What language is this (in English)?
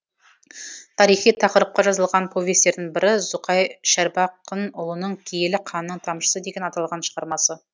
Kazakh